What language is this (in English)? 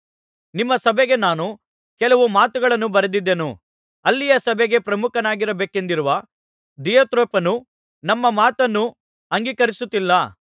Kannada